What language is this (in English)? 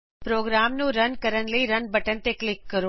Punjabi